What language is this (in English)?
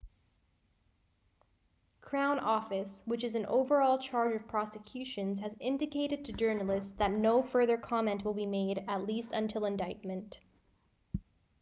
English